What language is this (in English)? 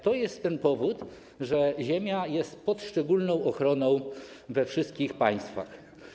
Polish